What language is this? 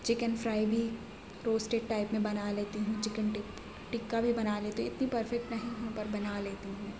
Urdu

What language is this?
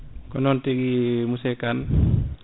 Fula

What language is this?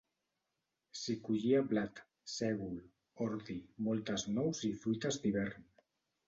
Catalan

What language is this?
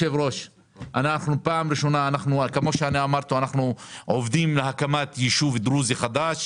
Hebrew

